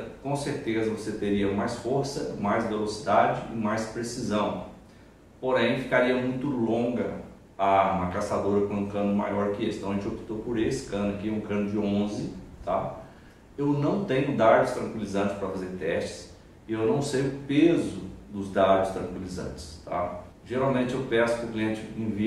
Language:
Portuguese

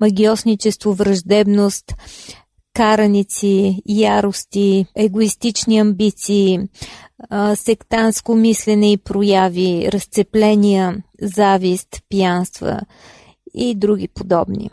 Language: Bulgarian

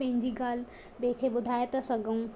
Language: Sindhi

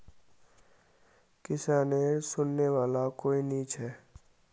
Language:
Magahi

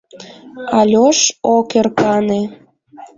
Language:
Mari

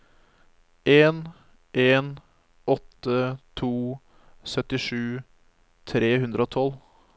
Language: Norwegian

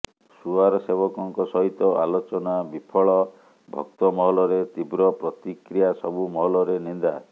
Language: Odia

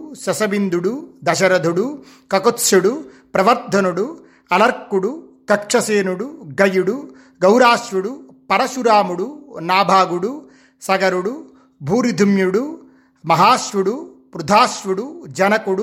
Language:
Telugu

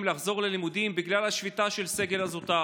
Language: Hebrew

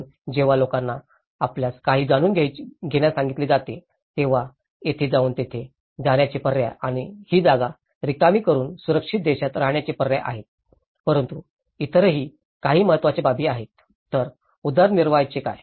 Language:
Marathi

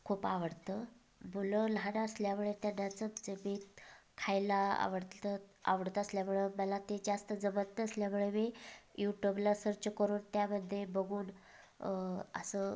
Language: Marathi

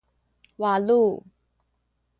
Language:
Sakizaya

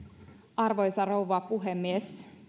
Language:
Finnish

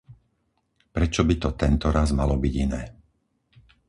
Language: Slovak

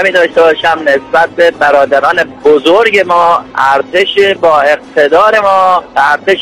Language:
Persian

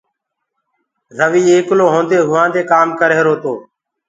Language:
Gurgula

